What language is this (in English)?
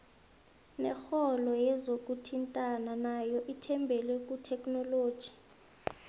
South Ndebele